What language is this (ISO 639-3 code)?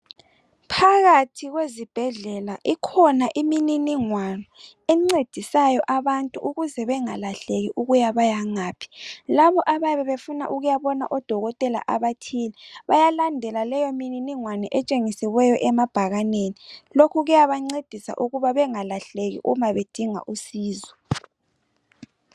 nde